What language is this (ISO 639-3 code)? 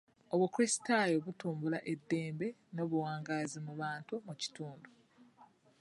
lug